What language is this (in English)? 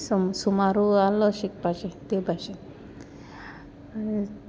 Konkani